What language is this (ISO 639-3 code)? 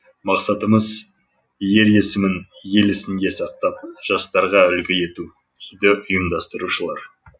kaz